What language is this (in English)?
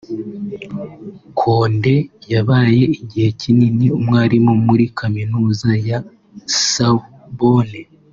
Kinyarwanda